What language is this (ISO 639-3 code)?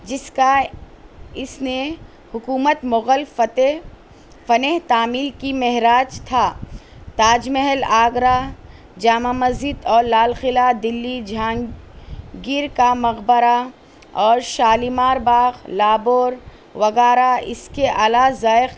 urd